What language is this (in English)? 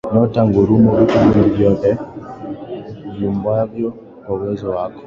Swahili